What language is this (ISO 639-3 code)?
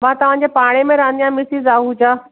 snd